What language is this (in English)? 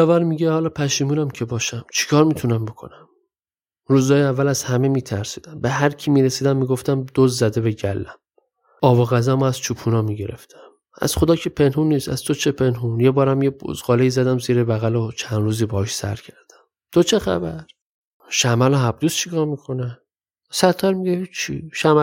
Persian